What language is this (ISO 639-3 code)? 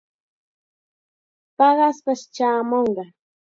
qxa